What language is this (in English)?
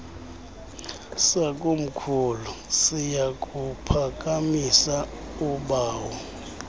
Xhosa